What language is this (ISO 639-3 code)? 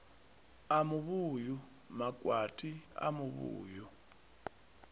ven